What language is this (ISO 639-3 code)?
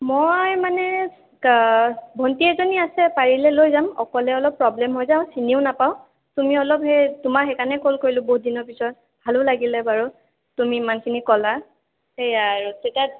asm